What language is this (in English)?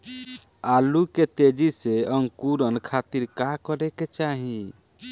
Bhojpuri